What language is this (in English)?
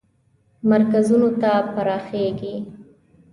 Pashto